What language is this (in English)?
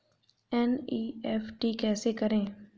Hindi